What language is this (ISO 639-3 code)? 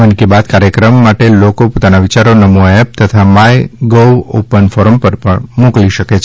guj